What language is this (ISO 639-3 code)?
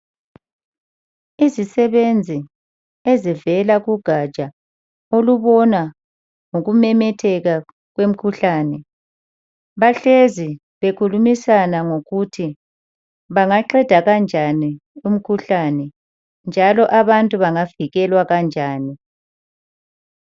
nde